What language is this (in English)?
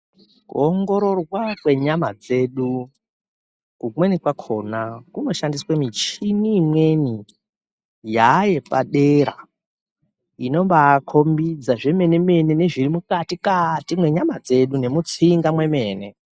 Ndau